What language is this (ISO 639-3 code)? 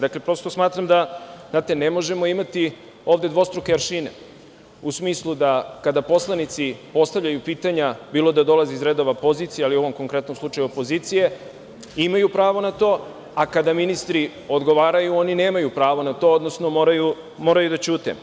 srp